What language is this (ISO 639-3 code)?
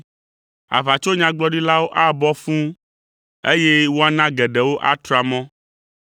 ewe